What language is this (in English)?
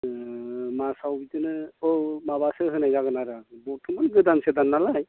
Bodo